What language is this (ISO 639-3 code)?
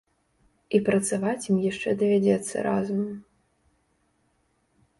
bel